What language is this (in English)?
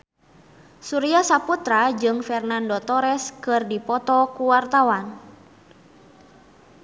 Sundanese